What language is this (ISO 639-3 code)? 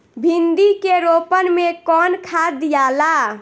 bho